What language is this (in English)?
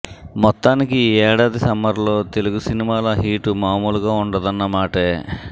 Telugu